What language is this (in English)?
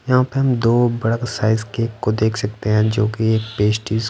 Hindi